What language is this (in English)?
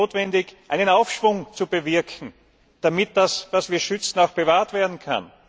German